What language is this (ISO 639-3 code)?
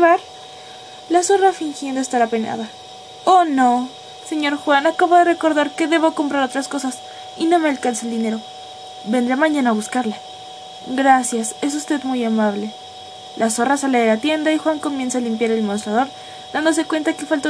spa